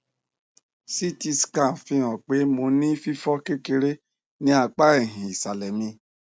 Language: Yoruba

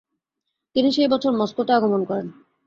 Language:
Bangla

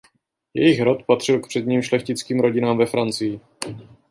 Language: Czech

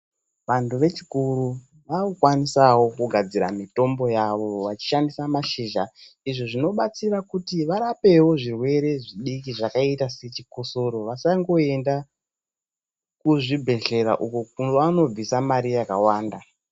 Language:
Ndau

